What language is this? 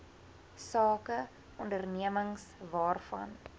Afrikaans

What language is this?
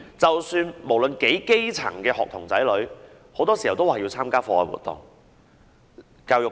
Cantonese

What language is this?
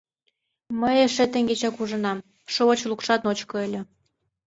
Mari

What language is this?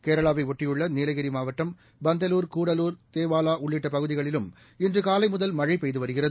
Tamil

